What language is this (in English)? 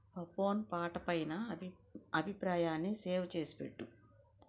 Telugu